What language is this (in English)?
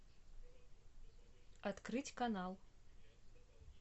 Russian